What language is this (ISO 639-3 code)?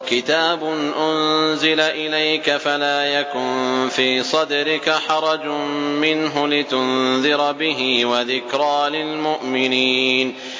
ara